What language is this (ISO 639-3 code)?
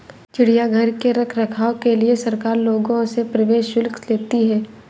hin